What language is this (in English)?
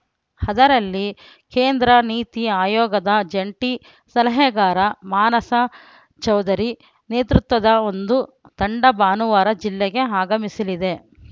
Kannada